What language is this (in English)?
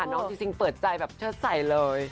Thai